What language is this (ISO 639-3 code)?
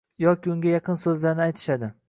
uzb